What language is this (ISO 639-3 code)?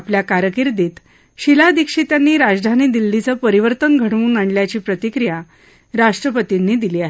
mar